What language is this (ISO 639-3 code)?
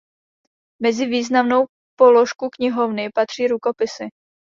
ces